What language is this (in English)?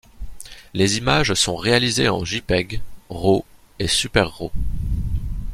French